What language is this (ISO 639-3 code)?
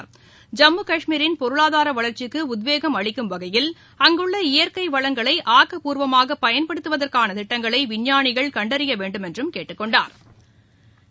tam